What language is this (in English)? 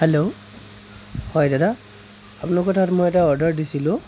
Assamese